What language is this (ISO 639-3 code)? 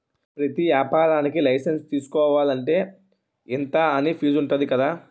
tel